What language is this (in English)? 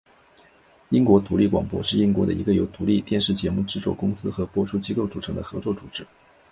Chinese